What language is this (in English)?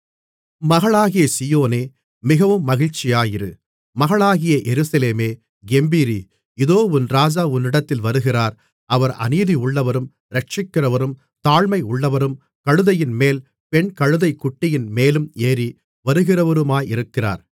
Tamil